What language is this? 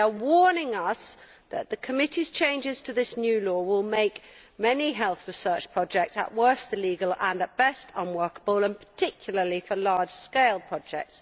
English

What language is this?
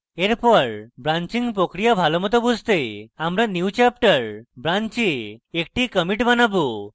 Bangla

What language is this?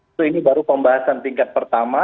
Indonesian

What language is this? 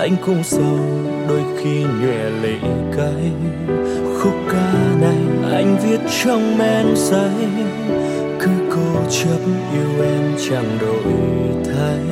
Vietnamese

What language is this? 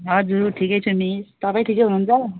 Nepali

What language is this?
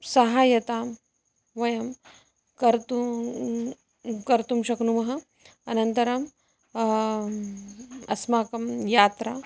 Sanskrit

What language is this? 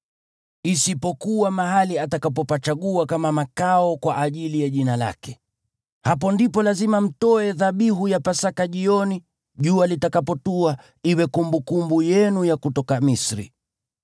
Swahili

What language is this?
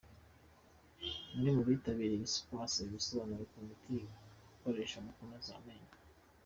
Kinyarwanda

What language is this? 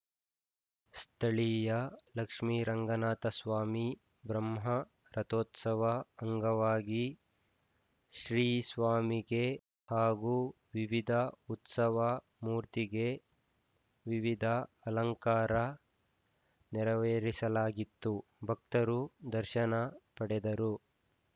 Kannada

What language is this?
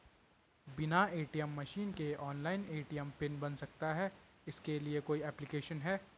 Hindi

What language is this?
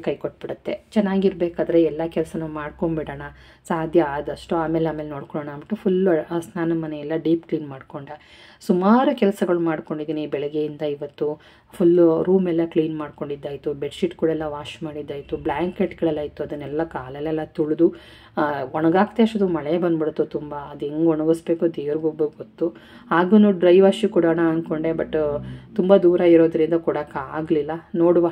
Kannada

